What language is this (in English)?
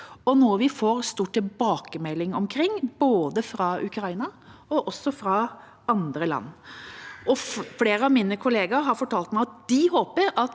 Norwegian